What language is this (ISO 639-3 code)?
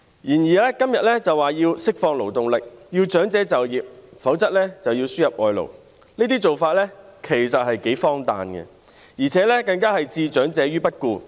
yue